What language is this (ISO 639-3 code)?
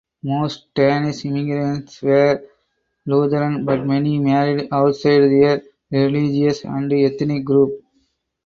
eng